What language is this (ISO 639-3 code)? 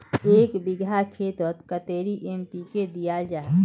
mag